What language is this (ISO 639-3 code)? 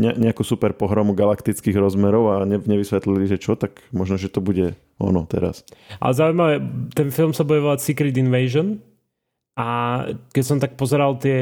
slk